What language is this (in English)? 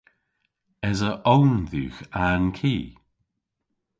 Cornish